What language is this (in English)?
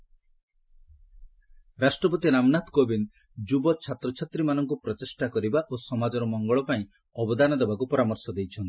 Odia